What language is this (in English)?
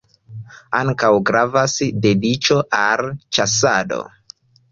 Esperanto